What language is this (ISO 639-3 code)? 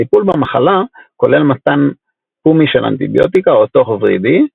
heb